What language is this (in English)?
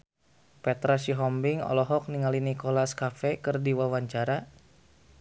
Sundanese